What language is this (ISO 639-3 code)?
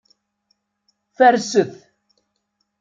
kab